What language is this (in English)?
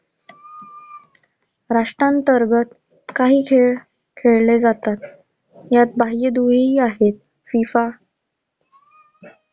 Marathi